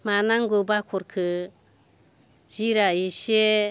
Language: Bodo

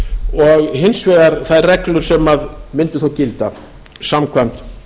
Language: Icelandic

